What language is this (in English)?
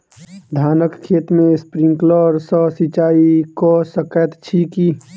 Maithili